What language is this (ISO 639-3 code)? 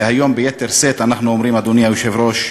heb